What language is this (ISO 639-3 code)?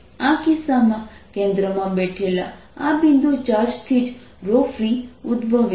guj